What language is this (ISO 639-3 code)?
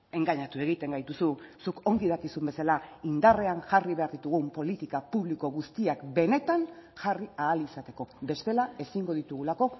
eus